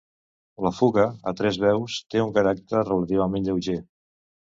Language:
Catalan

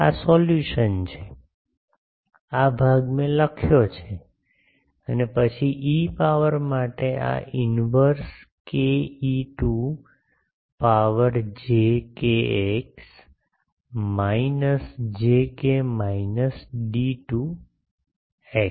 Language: Gujarati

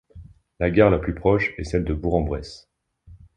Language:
French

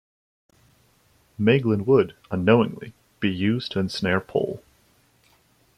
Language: English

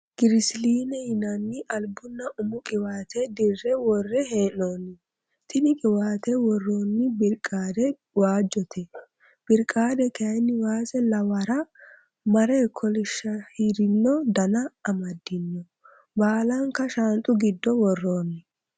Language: Sidamo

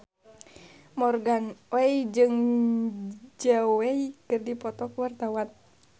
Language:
Sundanese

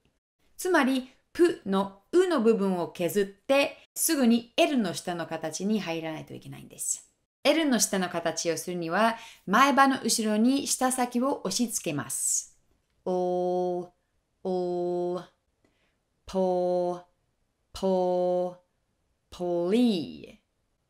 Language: Japanese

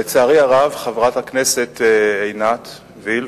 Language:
Hebrew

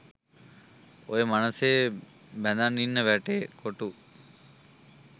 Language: Sinhala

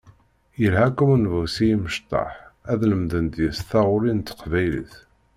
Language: Kabyle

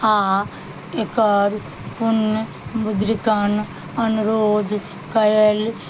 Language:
Maithili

